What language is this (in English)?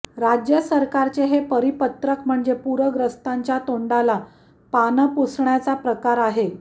Marathi